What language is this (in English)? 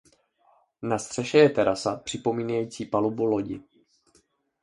Czech